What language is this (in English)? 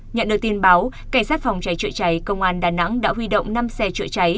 Vietnamese